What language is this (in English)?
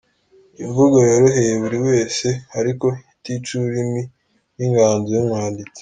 Kinyarwanda